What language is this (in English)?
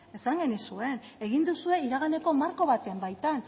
Basque